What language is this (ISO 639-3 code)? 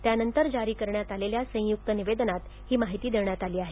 mar